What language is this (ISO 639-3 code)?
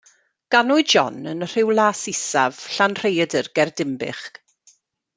cym